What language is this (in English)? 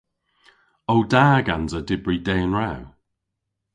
Cornish